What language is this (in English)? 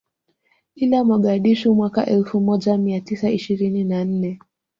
Swahili